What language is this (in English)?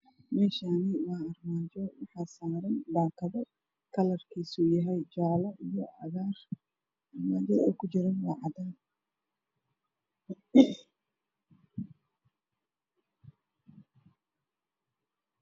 Somali